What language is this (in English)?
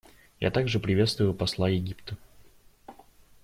Russian